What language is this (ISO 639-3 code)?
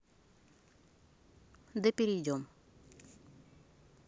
rus